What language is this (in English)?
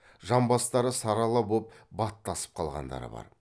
Kazakh